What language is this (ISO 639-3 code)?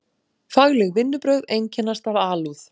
isl